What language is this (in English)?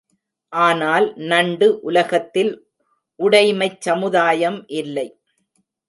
Tamil